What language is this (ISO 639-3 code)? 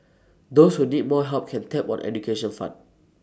eng